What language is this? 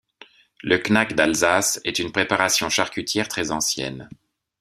French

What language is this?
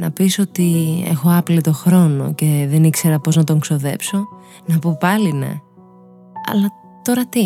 Greek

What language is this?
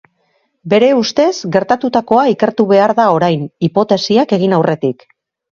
Basque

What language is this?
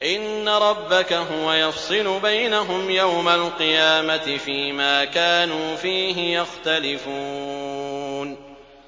Arabic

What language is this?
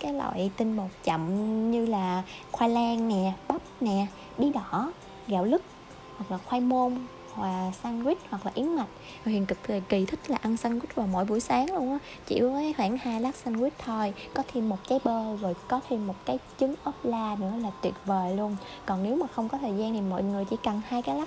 Vietnamese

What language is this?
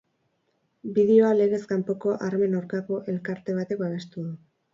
Basque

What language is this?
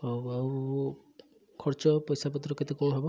Odia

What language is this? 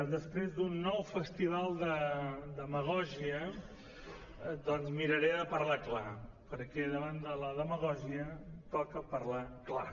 Catalan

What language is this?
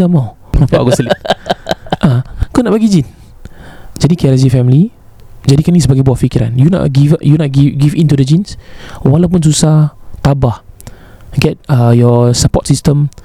Malay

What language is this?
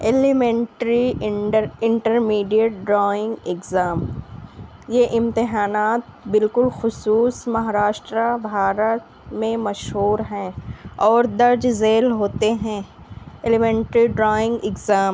Urdu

